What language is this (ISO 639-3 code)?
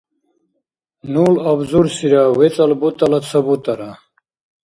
dar